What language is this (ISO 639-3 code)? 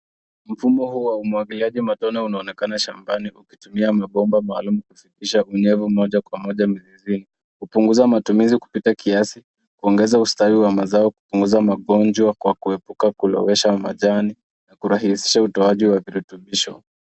swa